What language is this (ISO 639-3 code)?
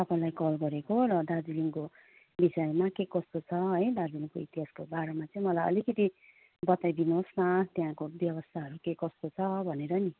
nep